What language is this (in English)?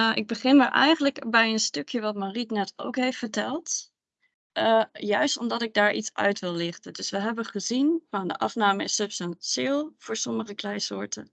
Dutch